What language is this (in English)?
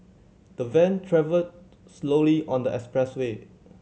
English